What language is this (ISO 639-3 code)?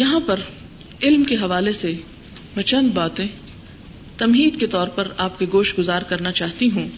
urd